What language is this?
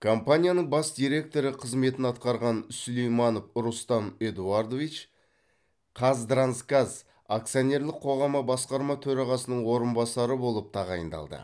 Kazakh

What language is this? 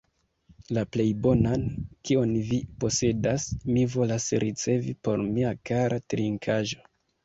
Esperanto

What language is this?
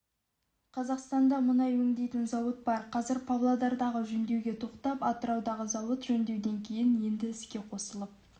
Kazakh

